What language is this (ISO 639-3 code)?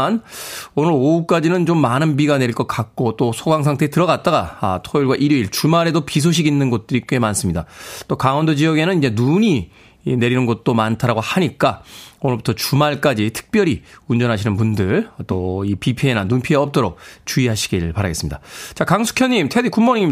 kor